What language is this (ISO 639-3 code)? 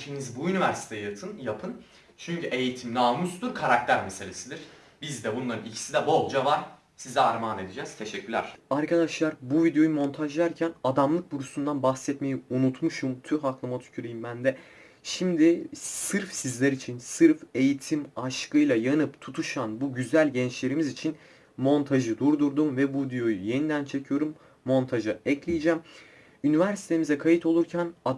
tur